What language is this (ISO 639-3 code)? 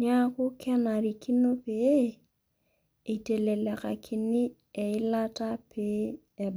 mas